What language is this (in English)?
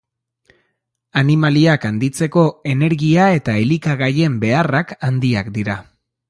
Basque